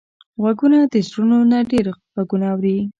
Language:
Pashto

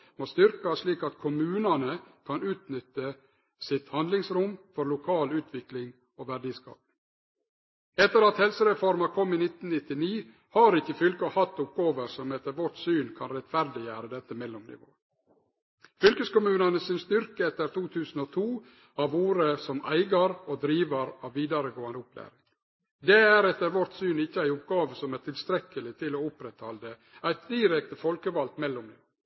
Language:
Norwegian Nynorsk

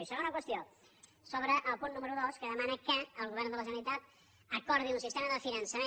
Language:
Catalan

